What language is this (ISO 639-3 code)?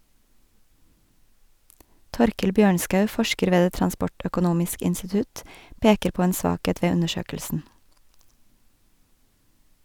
nor